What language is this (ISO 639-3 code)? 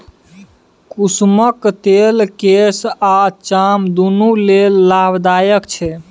mai